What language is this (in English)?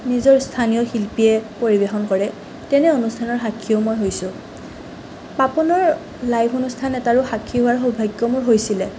Assamese